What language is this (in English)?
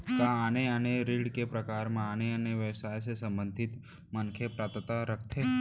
Chhattisgarhi